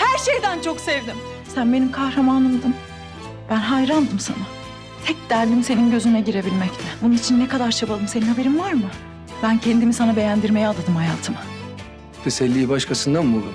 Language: Turkish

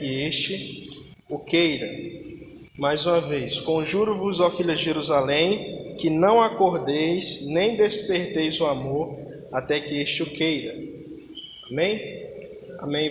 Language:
Portuguese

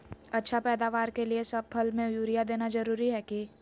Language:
Magahi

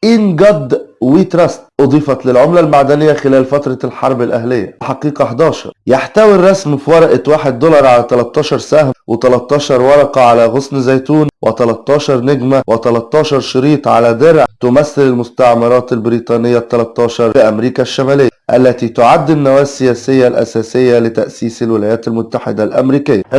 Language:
Arabic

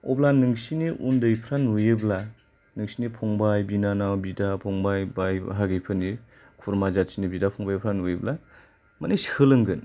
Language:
Bodo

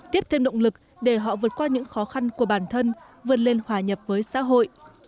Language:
Vietnamese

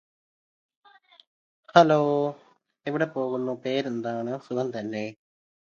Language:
Malayalam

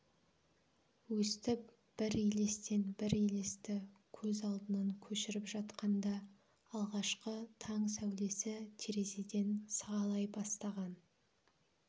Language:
Kazakh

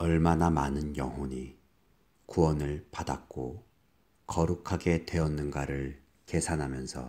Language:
Korean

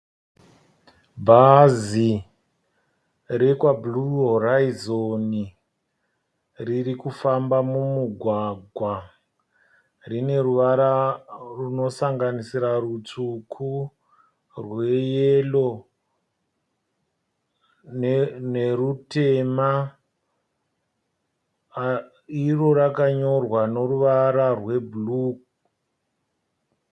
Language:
Shona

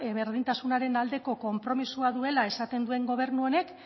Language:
Basque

